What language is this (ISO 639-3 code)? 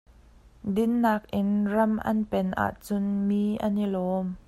cnh